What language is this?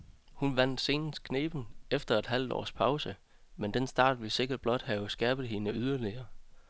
Danish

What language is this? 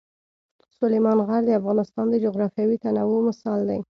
Pashto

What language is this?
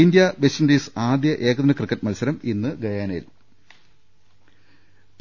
Malayalam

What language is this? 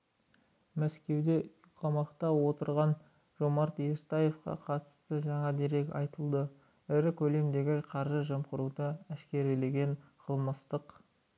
Kazakh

